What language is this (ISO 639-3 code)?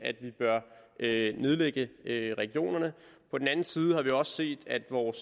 dan